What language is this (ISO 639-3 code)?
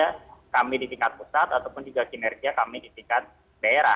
ind